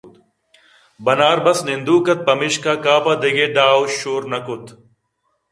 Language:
Eastern Balochi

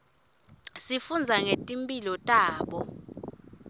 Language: Swati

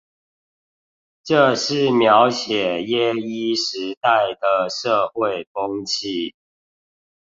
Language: Chinese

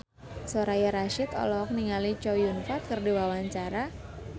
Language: Sundanese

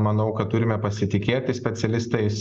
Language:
Lithuanian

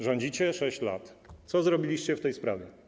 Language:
Polish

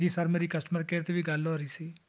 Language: Punjabi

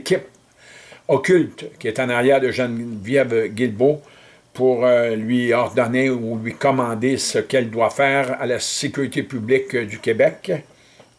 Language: French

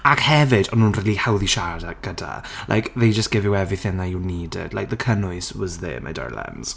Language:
Welsh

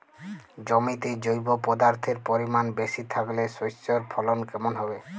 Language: Bangla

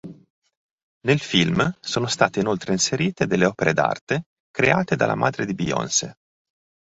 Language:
Italian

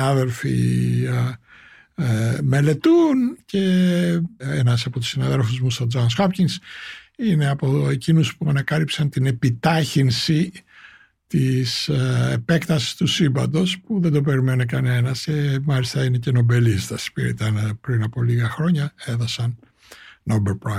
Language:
Greek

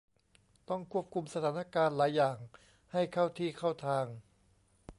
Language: Thai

